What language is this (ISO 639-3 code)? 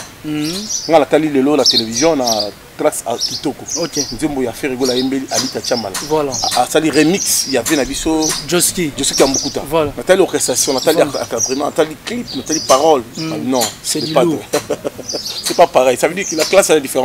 fra